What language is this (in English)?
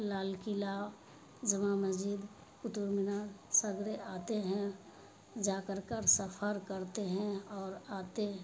Urdu